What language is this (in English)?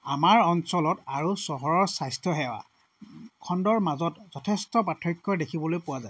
Assamese